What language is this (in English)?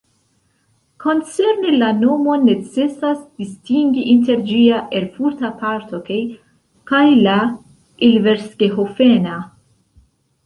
Esperanto